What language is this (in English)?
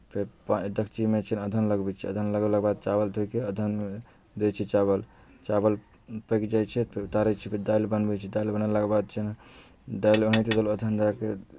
Maithili